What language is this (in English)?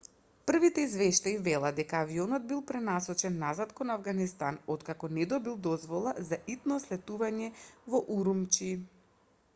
Macedonian